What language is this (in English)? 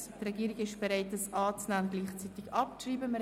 Swiss German